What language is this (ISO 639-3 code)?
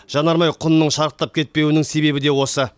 kaz